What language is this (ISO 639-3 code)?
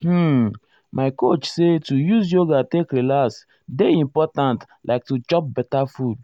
pcm